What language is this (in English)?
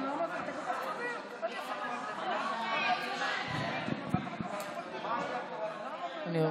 Hebrew